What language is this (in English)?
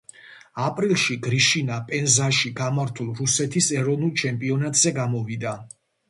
Georgian